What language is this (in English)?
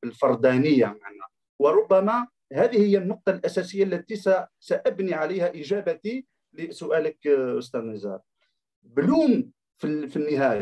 Arabic